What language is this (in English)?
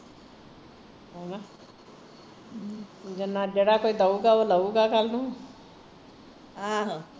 Punjabi